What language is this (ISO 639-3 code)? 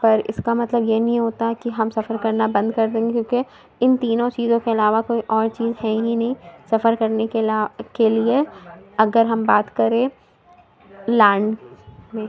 urd